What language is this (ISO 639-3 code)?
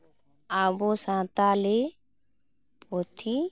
sat